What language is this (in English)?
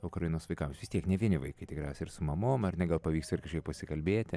Lithuanian